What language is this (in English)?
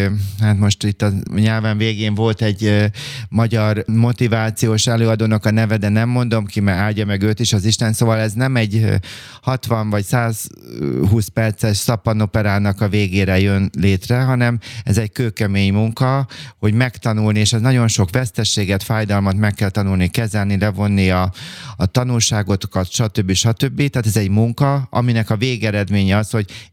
Hungarian